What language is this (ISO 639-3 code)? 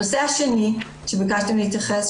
heb